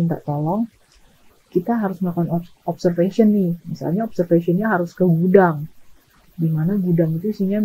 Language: Indonesian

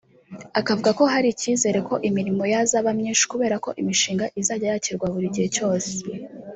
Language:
Kinyarwanda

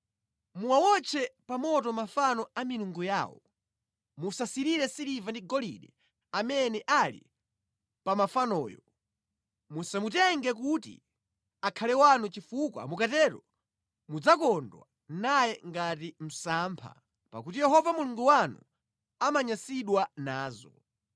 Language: Nyanja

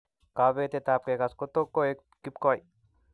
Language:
Kalenjin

